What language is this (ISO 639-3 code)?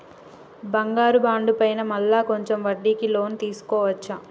tel